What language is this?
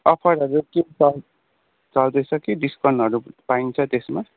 Nepali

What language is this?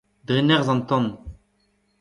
Breton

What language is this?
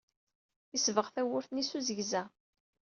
Kabyle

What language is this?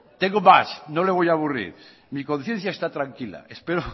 Spanish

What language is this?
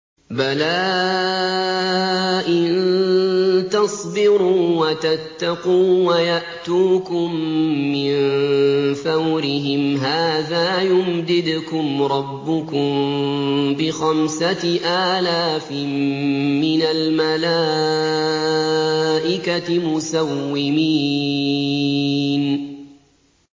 Arabic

